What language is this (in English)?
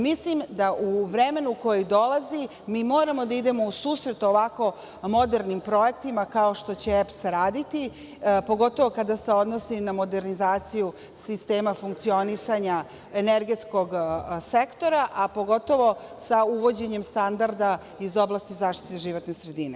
Serbian